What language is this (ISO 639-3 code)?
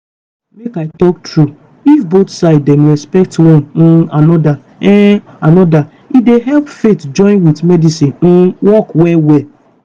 pcm